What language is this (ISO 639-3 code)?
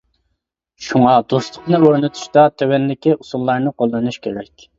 uig